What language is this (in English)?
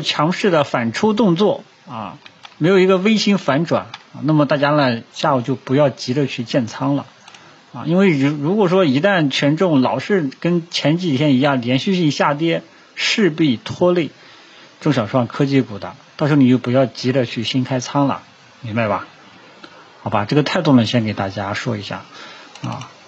Chinese